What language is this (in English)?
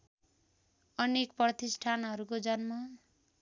Nepali